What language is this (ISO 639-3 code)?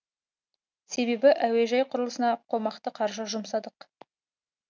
kaz